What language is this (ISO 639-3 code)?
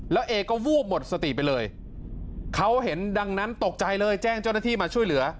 tha